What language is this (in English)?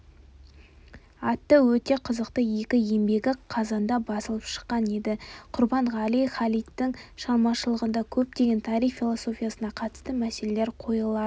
Kazakh